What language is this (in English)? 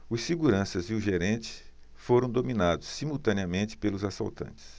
Portuguese